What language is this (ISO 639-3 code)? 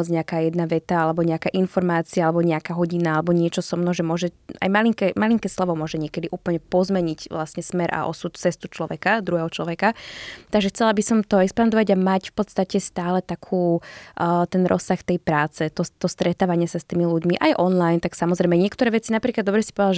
slk